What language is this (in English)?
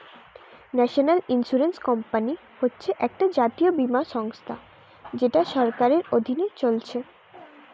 Bangla